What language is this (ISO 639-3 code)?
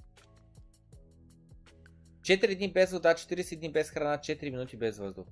bul